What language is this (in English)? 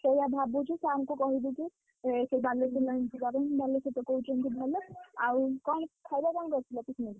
Odia